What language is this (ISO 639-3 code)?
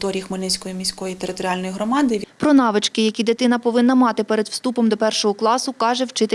ukr